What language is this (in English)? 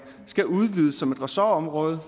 Danish